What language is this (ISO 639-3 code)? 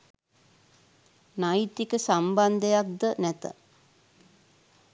sin